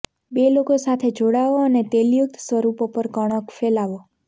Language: Gujarati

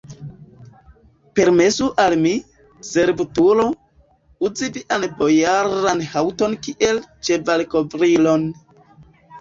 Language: Esperanto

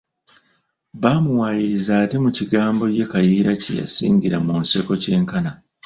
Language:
Ganda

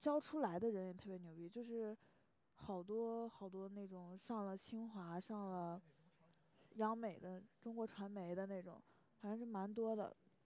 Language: Chinese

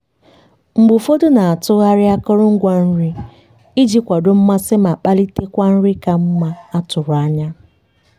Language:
Igbo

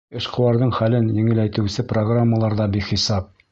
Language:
Bashkir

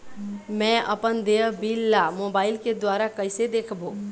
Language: Chhattisgarhi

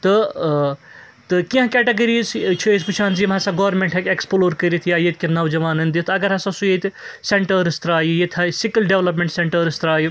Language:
Kashmiri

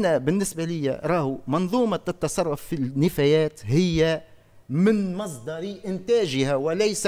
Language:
Arabic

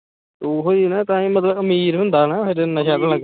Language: Punjabi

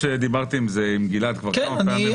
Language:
Hebrew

